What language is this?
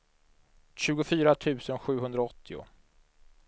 Swedish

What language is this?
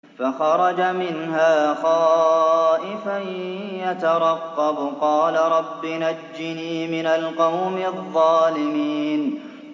Arabic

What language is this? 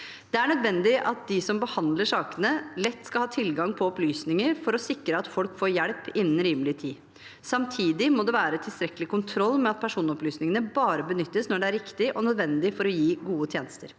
Norwegian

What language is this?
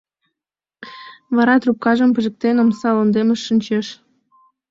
Mari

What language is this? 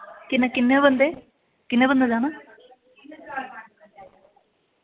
Dogri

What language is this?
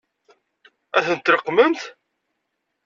Kabyle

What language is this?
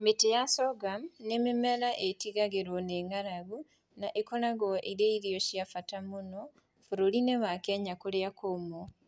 Kikuyu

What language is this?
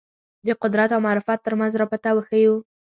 Pashto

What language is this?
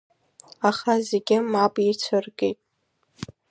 Abkhazian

